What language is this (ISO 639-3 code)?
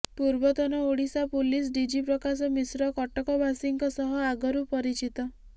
ori